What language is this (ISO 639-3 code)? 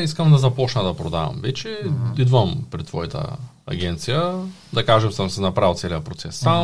bul